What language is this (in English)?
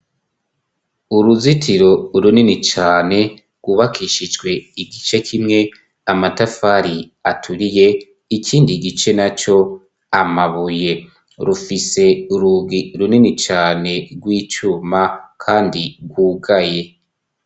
Rundi